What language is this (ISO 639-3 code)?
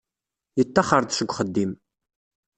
kab